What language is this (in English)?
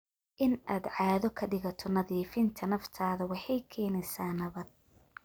Somali